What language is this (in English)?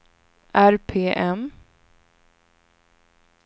Swedish